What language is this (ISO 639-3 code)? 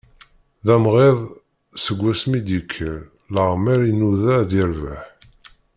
kab